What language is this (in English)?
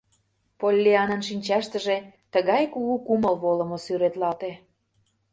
Mari